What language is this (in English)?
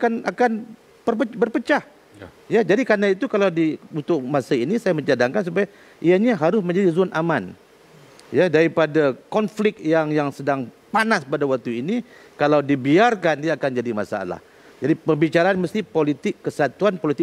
Malay